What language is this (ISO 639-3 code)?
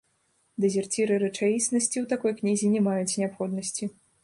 bel